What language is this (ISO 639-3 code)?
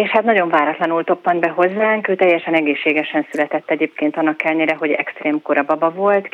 hun